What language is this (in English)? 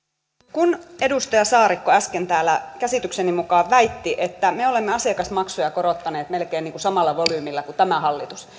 Finnish